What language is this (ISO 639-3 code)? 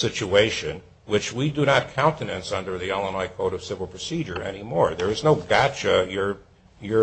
eng